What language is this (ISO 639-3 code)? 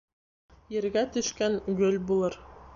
bak